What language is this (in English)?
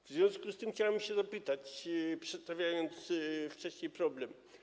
Polish